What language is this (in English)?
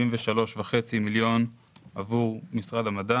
Hebrew